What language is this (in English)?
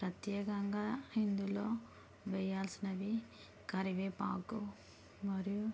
Telugu